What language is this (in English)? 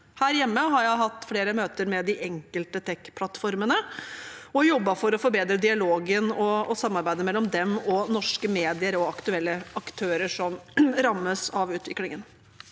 Norwegian